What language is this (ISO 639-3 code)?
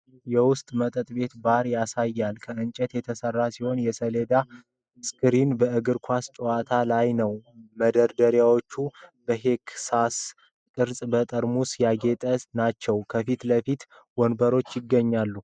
amh